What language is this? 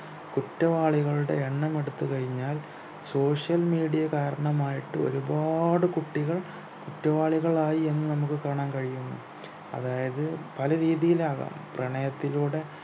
Malayalam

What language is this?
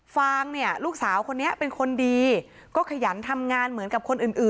Thai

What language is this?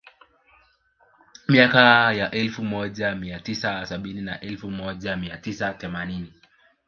Swahili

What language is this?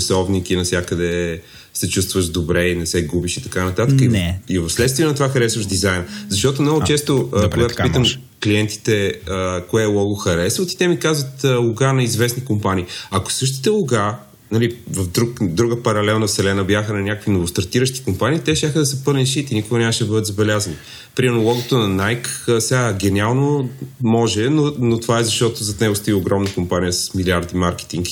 Bulgarian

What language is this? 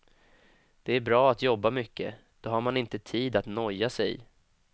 Swedish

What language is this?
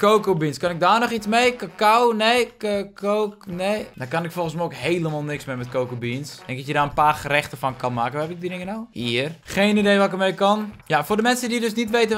Dutch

